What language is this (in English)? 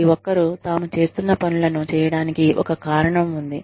Telugu